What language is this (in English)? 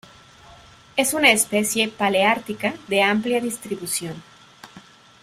Spanish